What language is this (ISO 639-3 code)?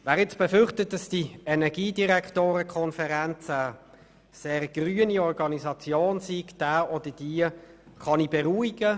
gsw